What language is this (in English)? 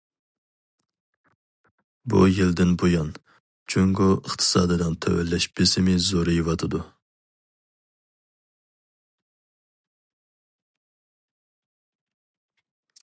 Uyghur